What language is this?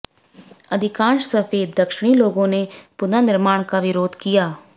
Hindi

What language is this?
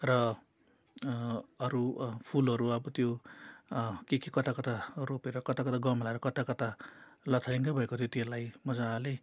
Nepali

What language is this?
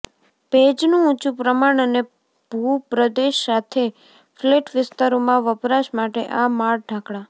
Gujarati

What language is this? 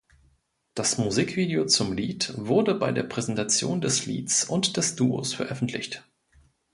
German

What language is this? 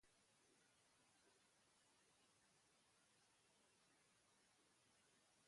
Basque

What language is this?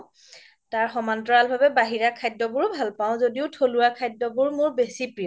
Assamese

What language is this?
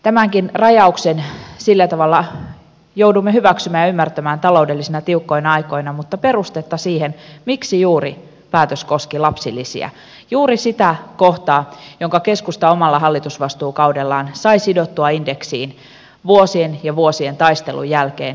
Finnish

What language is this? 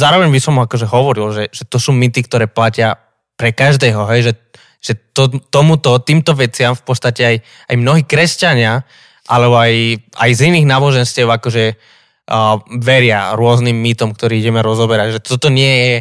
Slovak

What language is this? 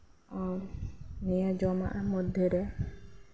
Santali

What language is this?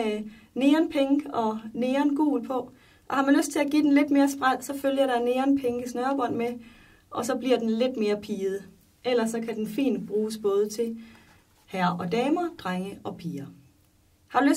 Danish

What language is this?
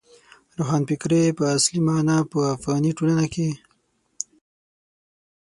Pashto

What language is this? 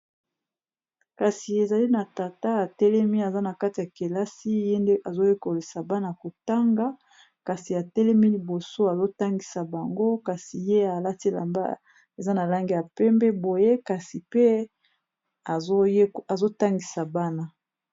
Lingala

